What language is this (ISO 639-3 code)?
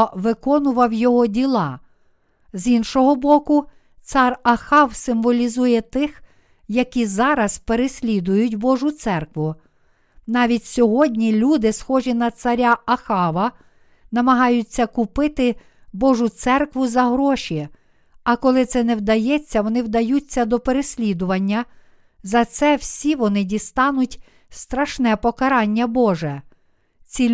ukr